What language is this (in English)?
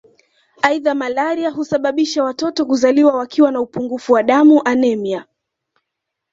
Swahili